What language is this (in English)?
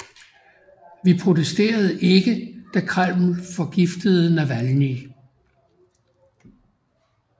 Danish